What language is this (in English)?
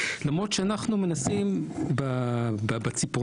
Hebrew